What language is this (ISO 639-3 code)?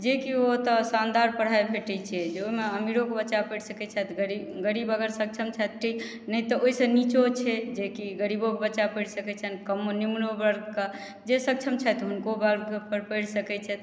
mai